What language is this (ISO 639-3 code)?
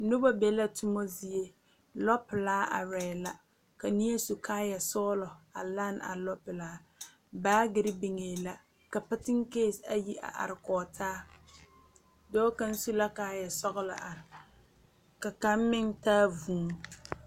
dga